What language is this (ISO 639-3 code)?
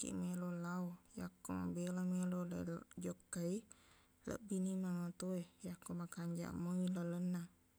bug